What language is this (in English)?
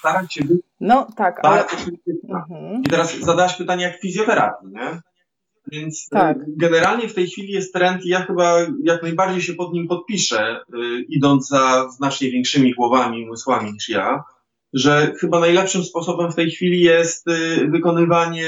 Polish